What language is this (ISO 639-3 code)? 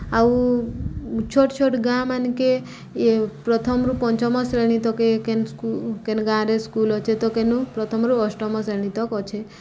ori